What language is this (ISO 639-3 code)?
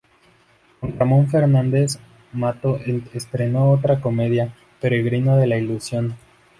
spa